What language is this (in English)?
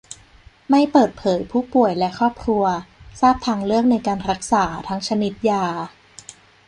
Thai